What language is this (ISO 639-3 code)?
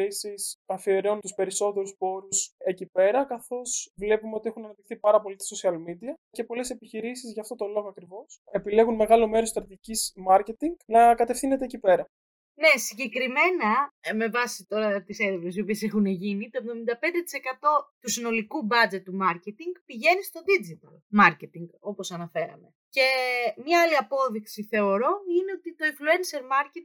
ell